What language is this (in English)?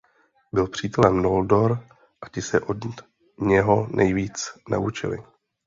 Czech